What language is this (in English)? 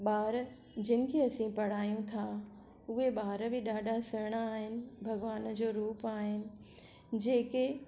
Sindhi